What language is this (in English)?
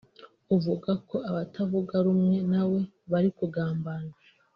Kinyarwanda